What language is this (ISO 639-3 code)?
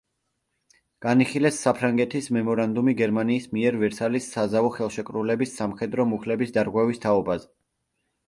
kat